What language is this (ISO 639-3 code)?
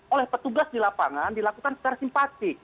ind